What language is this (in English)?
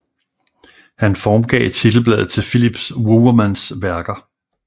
Danish